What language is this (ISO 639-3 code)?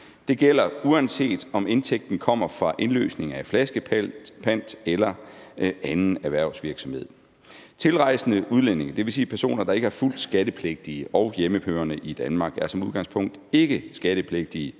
dan